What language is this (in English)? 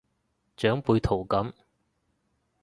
Cantonese